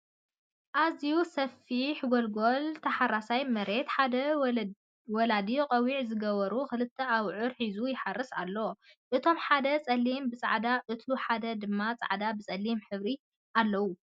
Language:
Tigrinya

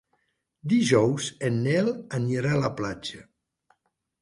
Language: Catalan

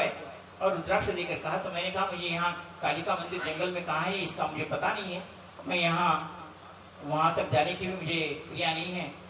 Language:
Hindi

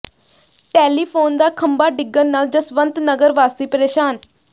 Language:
Punjabi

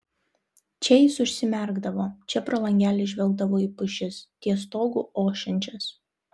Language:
Lithuanian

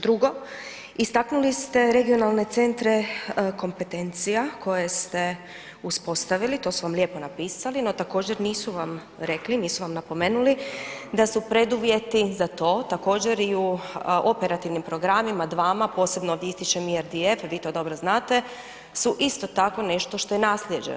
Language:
Croatian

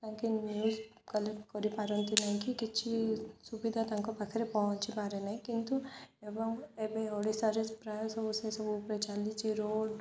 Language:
Odia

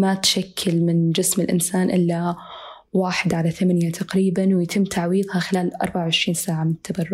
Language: Arabic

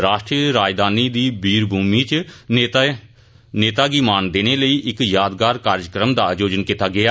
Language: Dogri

